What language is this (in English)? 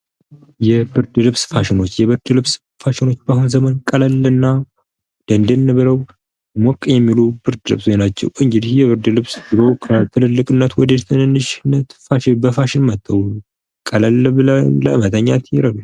Amharic